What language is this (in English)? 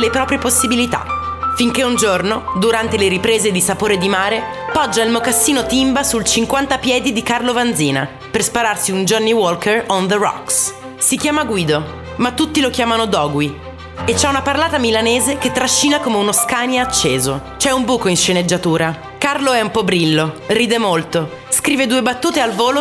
Italian